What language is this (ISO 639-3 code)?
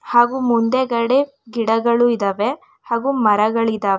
kan